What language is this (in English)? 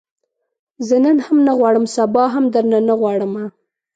Pashto